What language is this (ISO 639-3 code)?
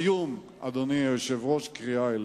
heb